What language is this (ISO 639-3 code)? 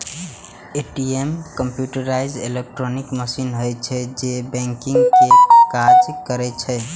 mai